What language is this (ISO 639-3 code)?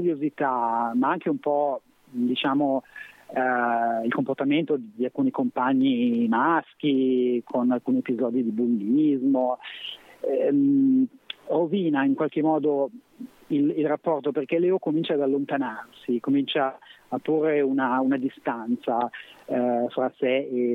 ita